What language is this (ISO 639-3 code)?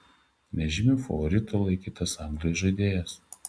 lit